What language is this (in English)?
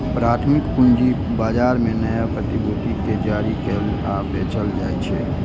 Maithili